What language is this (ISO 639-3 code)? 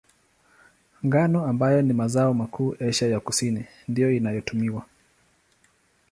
swa